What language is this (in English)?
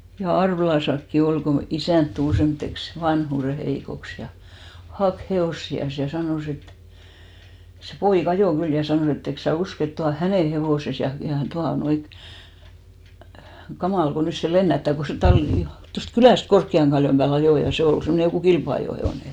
Finnish